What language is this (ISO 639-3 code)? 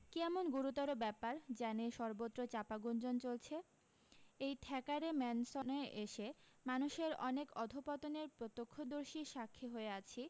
ben